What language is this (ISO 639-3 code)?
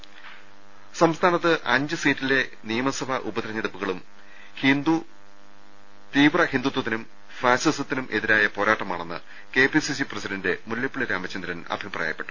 mal